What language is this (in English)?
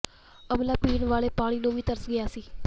Punjabi